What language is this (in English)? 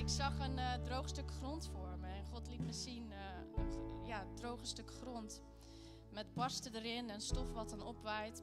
Dutch